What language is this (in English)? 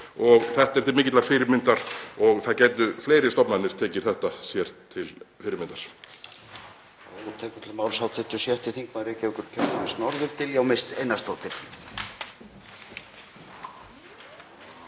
Icelandic